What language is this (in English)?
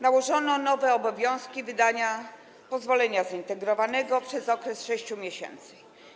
Polish